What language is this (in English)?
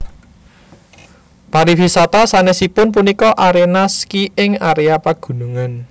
Javanese